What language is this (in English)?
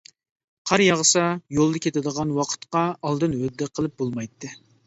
Uyghur